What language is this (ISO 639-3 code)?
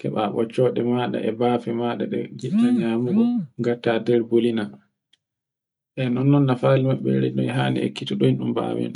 fue